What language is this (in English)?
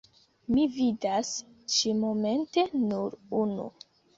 Esperanto